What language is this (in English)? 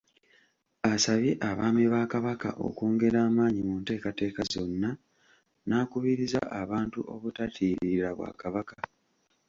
Ganda